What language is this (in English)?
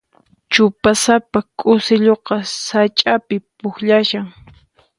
Puno Quechua